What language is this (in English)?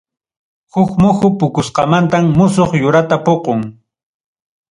Ayacucho Quechua